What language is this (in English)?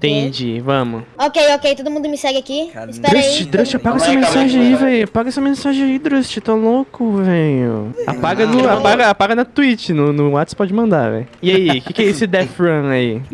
Portuguese